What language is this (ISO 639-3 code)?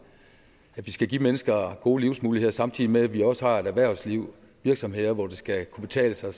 dan